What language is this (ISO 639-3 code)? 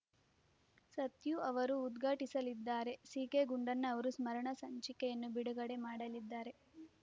kan